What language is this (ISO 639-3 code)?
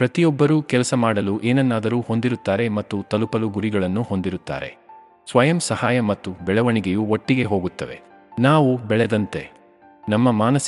kan